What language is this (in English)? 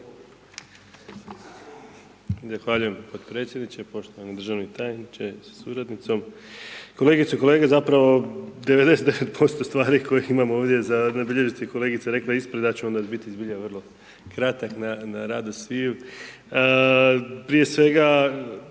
Croatian